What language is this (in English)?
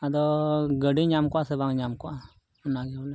Santali